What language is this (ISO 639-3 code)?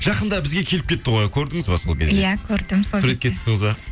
kaz